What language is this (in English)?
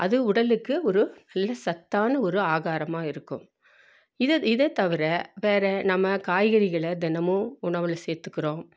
Tamil